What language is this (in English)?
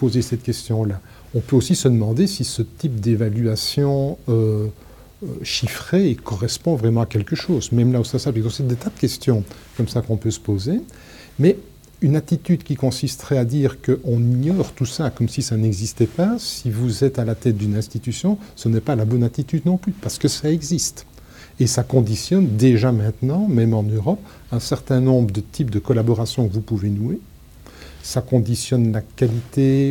French